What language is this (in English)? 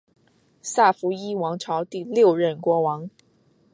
Chinese